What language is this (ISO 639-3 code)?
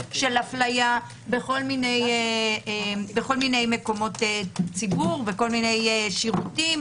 heb